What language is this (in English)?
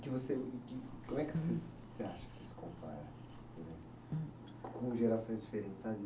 Portuguese